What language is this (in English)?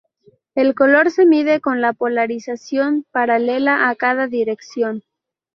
Spanish